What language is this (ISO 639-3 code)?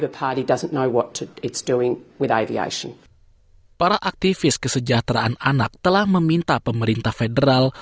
ind